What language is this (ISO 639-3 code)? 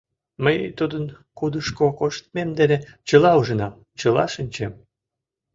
chm